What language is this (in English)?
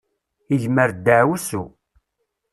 Kabyle